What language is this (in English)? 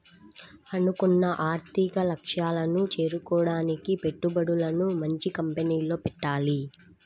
Telugu